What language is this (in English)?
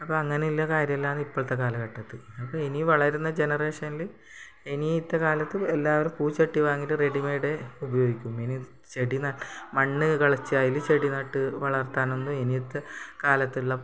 Malayalam